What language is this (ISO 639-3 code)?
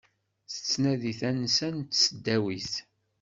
kab